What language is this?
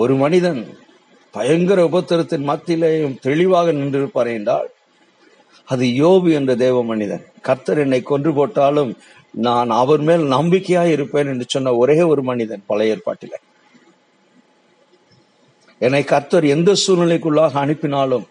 Tamil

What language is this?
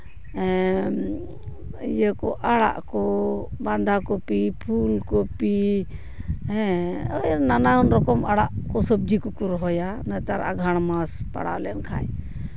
Santali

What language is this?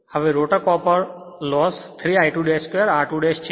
Gujarati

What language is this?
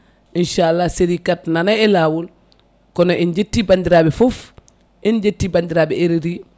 Fula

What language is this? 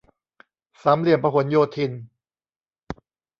Thai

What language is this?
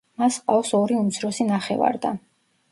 Georgian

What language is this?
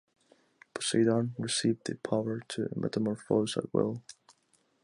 English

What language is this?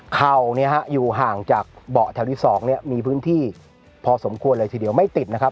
Thai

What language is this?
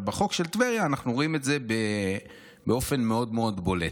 Hebrew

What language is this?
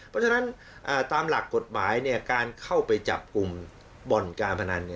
Thai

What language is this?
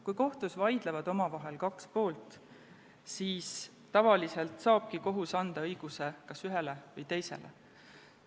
Estonian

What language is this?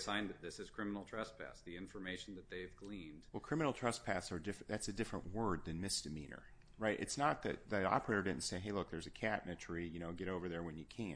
English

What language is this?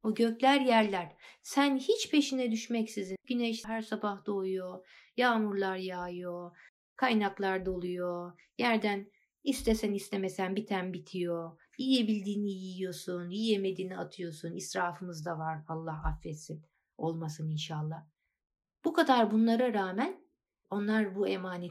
Turkish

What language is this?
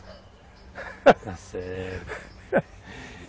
Portuguese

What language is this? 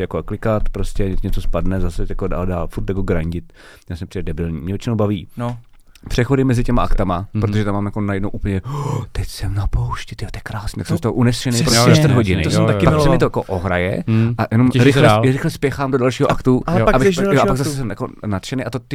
Czech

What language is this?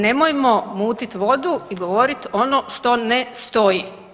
Croatian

